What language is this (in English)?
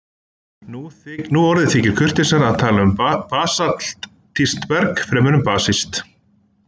Icelandic